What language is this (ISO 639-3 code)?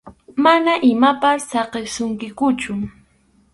qxu